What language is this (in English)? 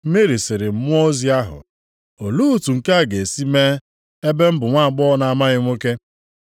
Igbo